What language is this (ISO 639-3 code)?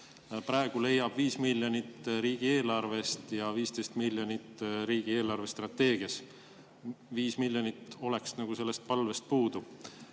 est